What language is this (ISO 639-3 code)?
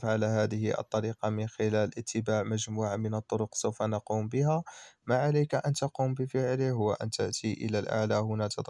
ara